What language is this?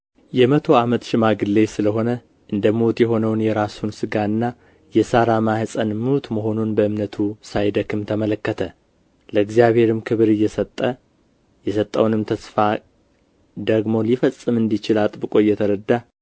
Amharic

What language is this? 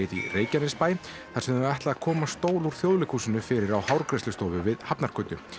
Icelandic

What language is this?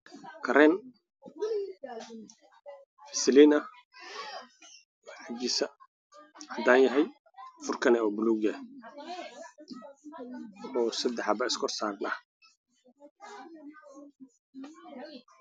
Somali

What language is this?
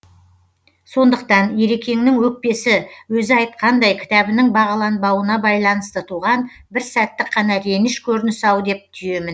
Kazakh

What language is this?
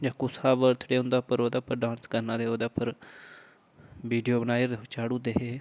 Dogri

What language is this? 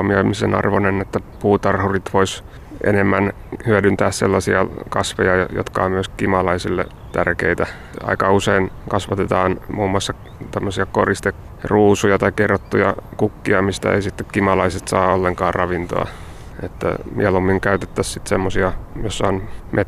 Finnish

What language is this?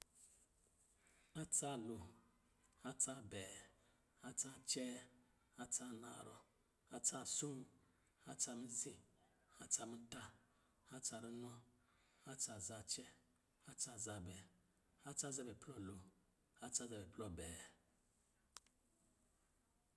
Lijili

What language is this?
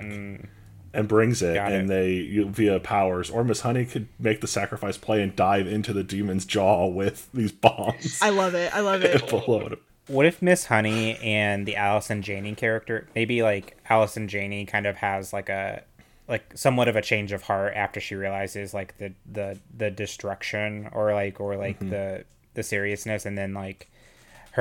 English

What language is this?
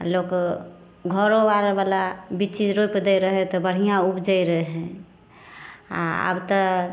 Maithili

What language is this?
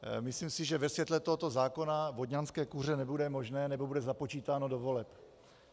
Czech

